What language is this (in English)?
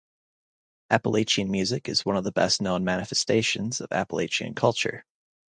English